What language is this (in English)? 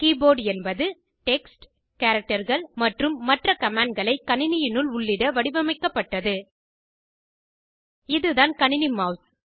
Tamil